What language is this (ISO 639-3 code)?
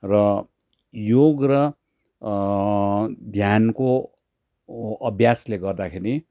nep